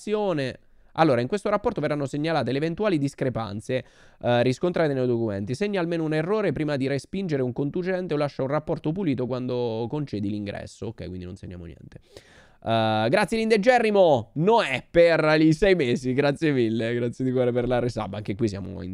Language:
Italian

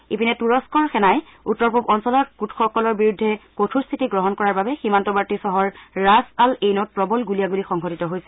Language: Assamese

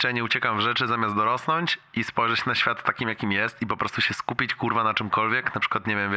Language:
Polish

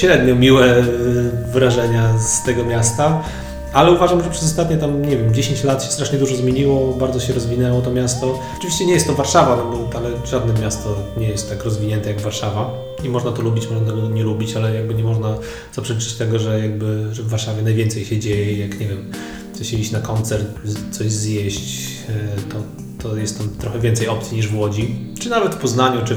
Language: Polish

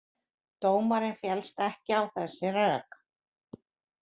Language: Icelandic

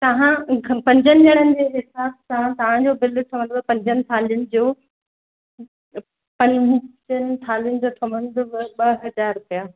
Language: Sindhi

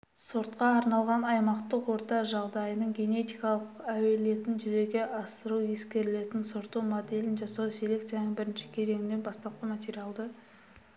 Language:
Kazakh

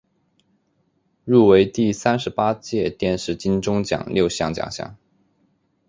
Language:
Chinese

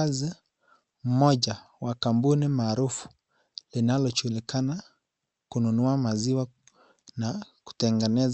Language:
Swahili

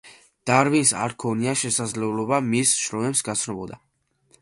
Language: Georgian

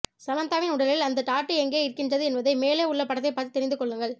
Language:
Tamil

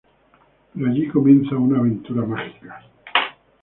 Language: Spanish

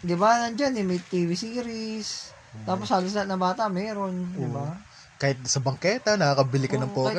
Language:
Filipino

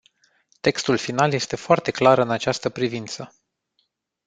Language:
Romanian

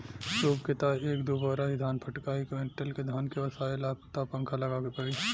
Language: Bhojpuri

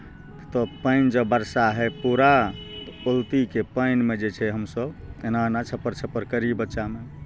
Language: Maithili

